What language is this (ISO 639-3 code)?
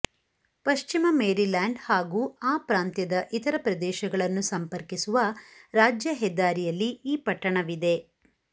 kan